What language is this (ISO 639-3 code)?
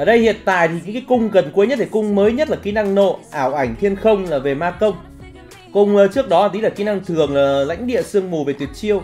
vie